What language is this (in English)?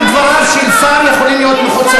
Hebrew